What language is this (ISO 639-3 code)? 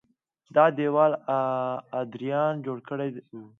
pus